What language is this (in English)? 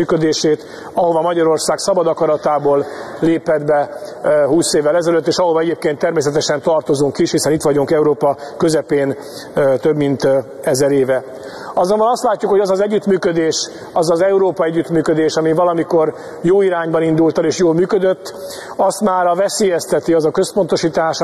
Hungarian